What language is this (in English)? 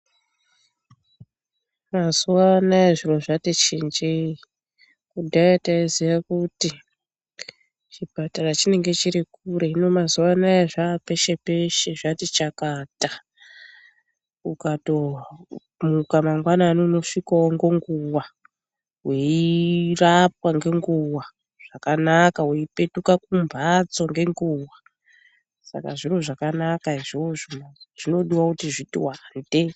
Ndau